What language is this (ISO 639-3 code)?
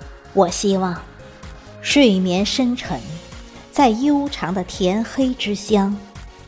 zho